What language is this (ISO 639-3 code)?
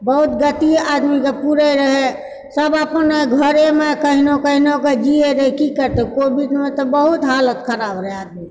mai